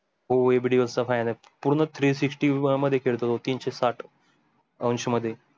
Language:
Marathi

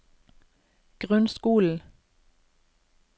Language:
Norwegian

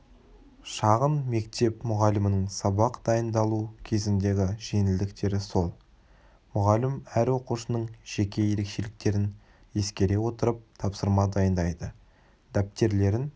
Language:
Kazakh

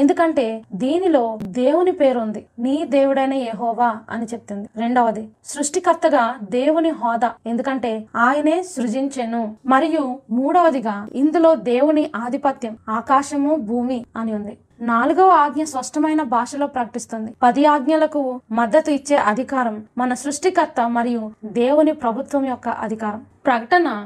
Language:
Telugu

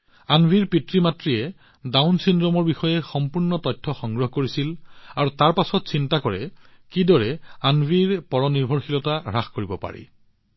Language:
Assamese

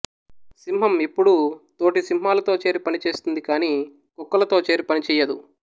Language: Telugu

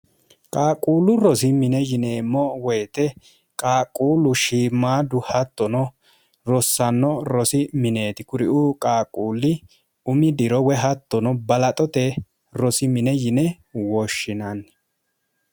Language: Sidamo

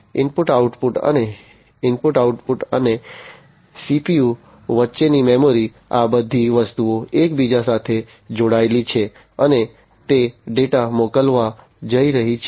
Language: Gujarati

